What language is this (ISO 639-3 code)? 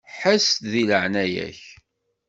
kab